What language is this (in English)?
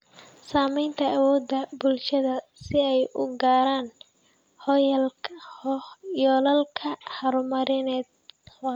Somali